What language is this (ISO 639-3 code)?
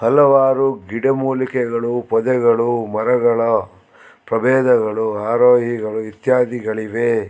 kan